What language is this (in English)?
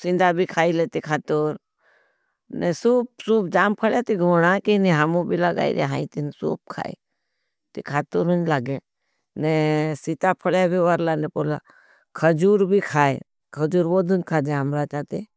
Bhili